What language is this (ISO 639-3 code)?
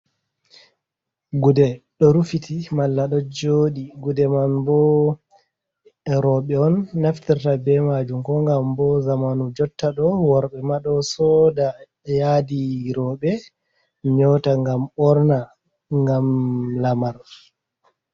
ful